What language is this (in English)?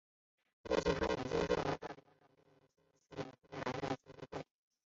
Chinese